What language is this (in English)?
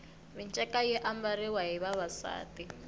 Tsonga